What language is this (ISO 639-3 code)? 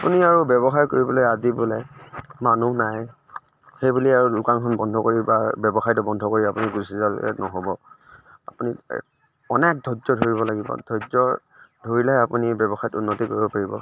asm